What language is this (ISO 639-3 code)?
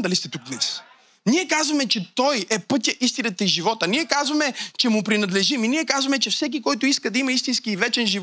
bul